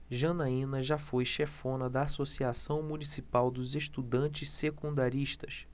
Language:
Portuguese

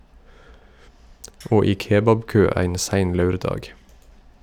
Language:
Norwegian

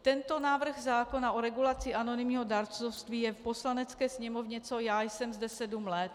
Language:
Czech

